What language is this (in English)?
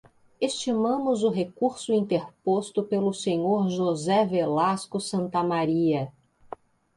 Portuguese